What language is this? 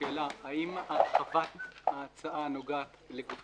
Hebrew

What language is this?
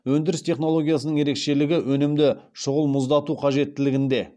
Kazakh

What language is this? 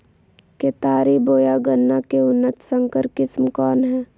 Magahi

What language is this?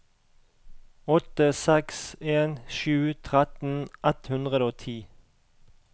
Norwegian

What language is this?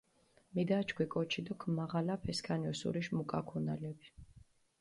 Mingrelian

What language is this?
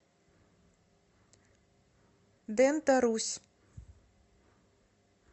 Russian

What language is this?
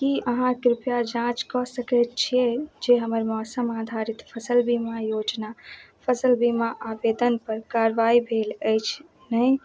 Maithili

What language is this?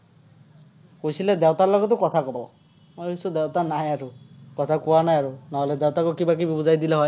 Assamese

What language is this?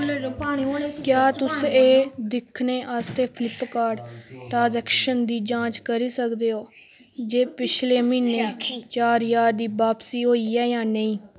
Dogri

